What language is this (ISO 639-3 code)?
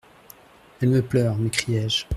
fra